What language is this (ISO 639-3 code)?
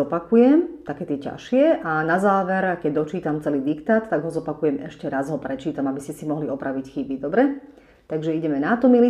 slk